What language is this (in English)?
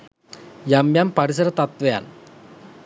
Sinhala